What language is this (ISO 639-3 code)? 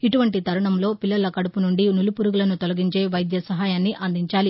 tel